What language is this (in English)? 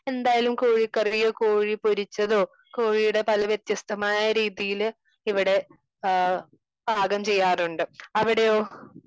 Malayalam